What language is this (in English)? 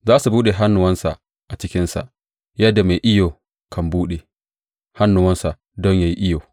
Hausa